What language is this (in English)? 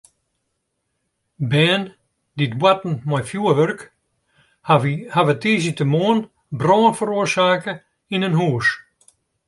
Western Frisian